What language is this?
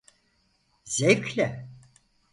Turkish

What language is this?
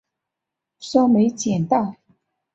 Chinese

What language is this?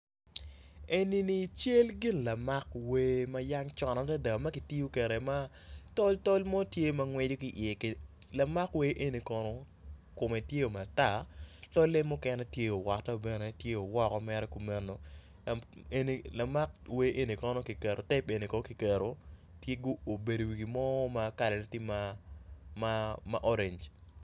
Acoli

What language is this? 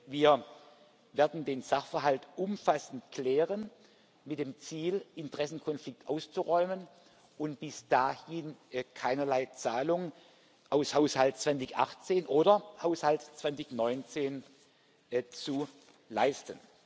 German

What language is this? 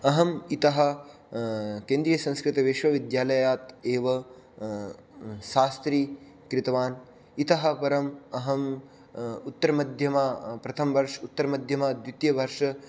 Sanskrit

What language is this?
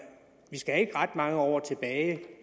Danish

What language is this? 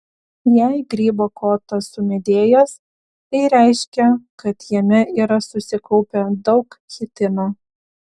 Lithuanian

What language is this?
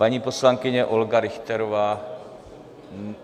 Czech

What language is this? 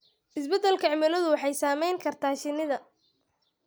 Somali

